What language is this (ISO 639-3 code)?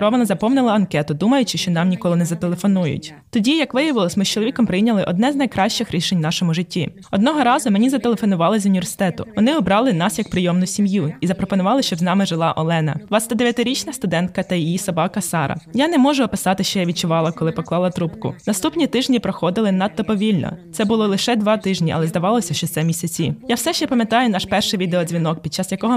ukr